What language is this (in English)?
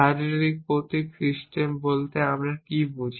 Bangla